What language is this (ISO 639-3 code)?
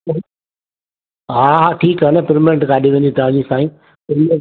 snd